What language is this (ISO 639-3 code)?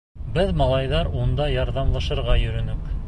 bak